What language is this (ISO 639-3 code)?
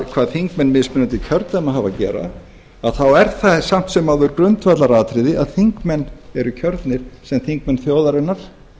isl